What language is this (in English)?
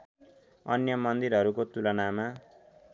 Nepali